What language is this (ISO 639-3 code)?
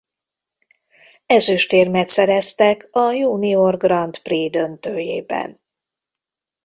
hun